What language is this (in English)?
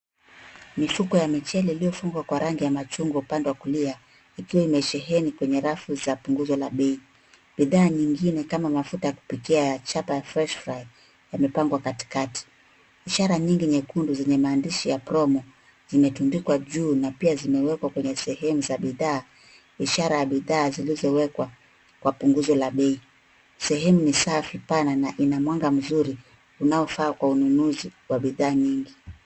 Swahili